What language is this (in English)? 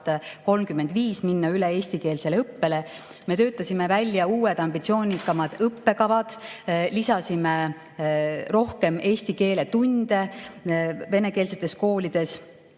Estonian